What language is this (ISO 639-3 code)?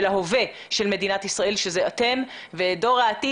heb